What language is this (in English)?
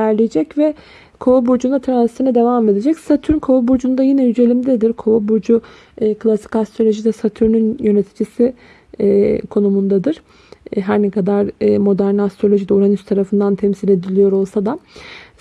Turkish